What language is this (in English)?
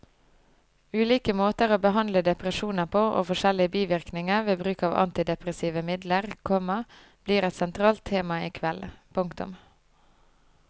Norwegian